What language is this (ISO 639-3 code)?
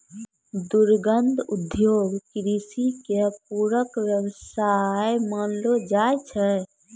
mai